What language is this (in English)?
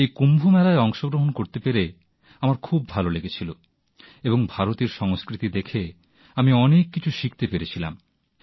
Bangla